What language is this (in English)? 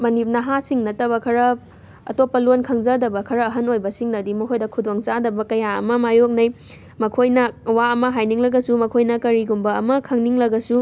Manipuri